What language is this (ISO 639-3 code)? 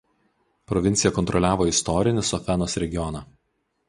lit